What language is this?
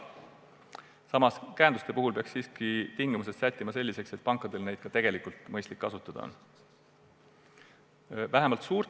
Estonian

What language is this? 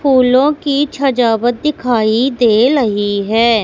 Hindi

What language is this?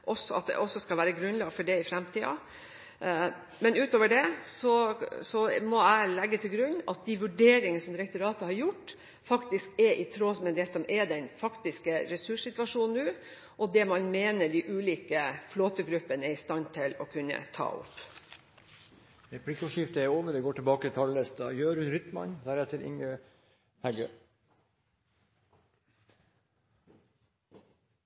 Norwegian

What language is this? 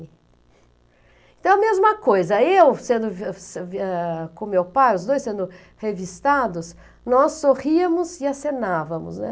Portuguese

